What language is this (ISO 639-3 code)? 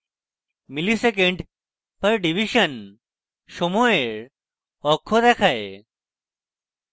ben